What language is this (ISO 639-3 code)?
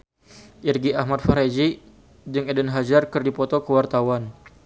sun